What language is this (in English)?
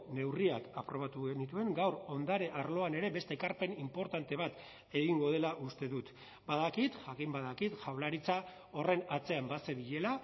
Basque